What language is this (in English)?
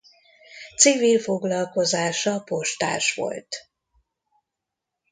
Hungarian